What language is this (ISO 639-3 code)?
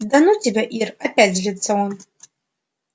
rus